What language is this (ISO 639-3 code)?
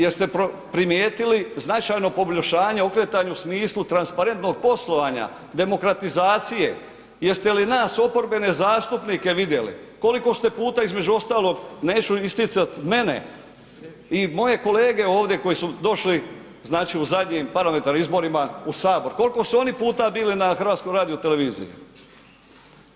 hrv